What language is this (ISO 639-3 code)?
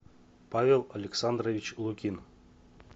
rus